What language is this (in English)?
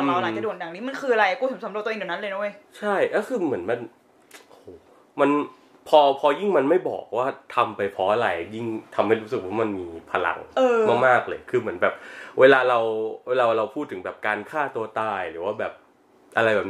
Thai